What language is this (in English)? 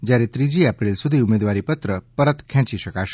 Gujarati